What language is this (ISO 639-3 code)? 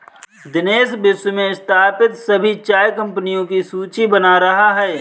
hin